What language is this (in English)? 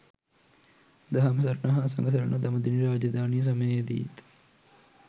Sinhala